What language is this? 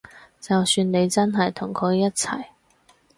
Cantonese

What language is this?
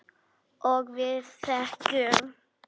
Icelandic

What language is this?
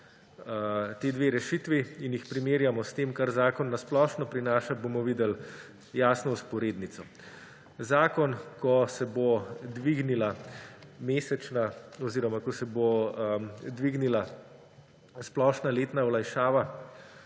Slovenian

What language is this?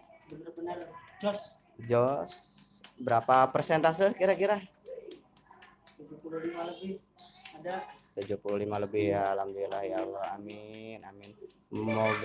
Indonesian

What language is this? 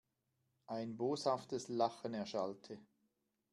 German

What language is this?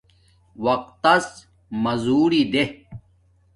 Domaaki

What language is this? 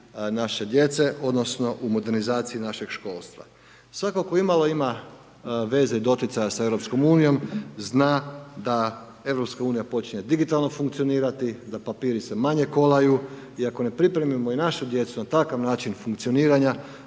Croatian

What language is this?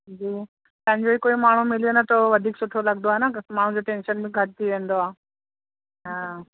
Sindhi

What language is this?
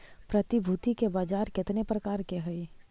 Magahi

